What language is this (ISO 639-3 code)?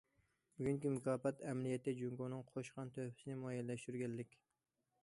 uig